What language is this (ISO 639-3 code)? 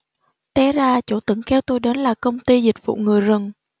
vie